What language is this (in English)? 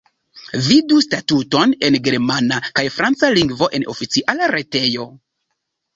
Esperanto